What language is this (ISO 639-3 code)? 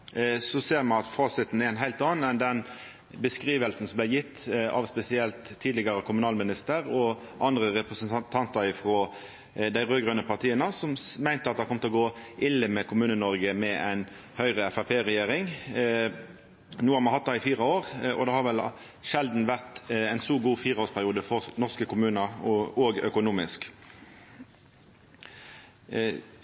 nno